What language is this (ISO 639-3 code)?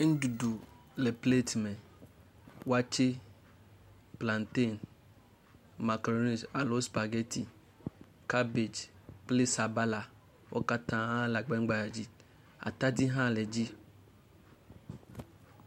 ewe